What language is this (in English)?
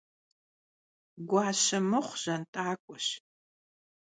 Kabardian